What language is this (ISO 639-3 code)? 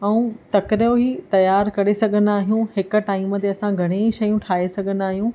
snd